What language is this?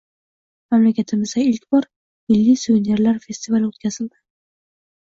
Uzbek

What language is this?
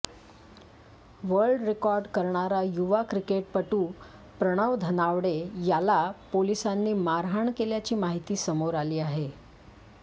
Marathi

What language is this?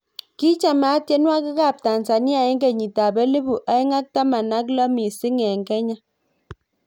Kalenjin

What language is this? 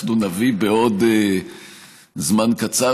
Hebrew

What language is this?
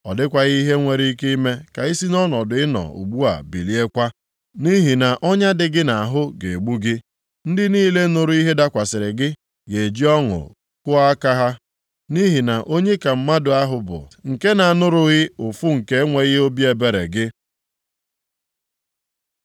Igbo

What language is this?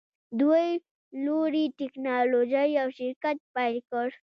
Pashto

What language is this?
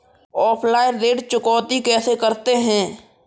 Hindi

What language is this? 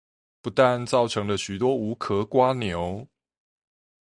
Chinese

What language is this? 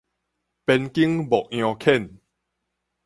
Min Nan Chinese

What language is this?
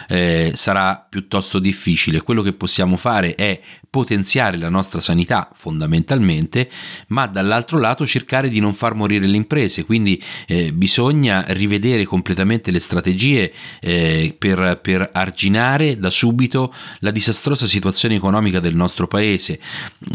Italian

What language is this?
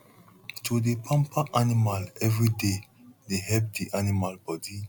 Nigerian Pidgin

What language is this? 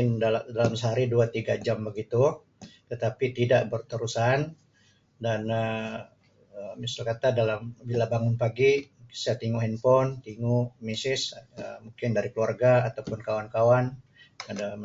Sabah Malay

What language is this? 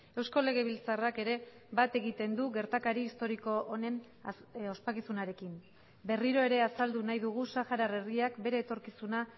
Basque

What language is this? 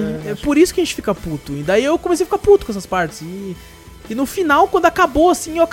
Portuguese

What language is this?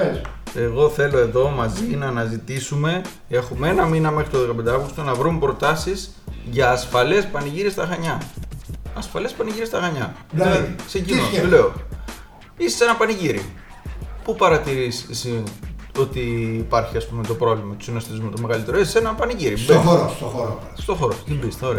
Greek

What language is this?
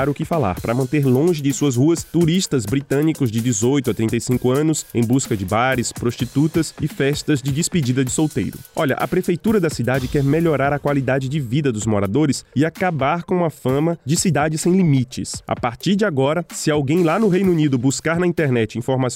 Portuguese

